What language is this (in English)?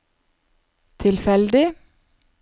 Norwegian